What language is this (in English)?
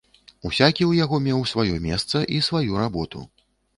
Belarusian